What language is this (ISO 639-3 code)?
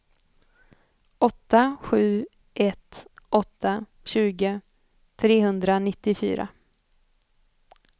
swe